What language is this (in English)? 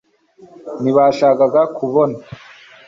Kinyarwanda